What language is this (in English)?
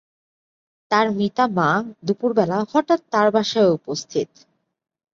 Bangla